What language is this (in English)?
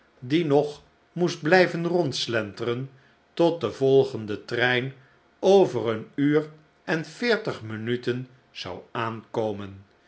Dutch